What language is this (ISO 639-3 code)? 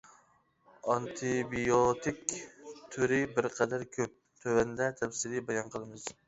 uig